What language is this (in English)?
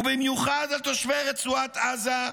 Hebrew